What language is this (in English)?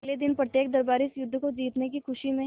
Hindi